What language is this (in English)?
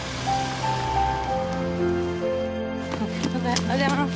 Japanese